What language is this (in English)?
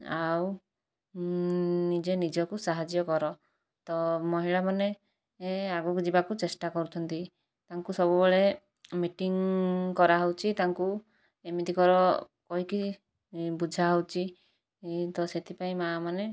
Odia